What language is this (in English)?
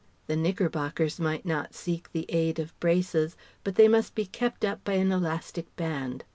English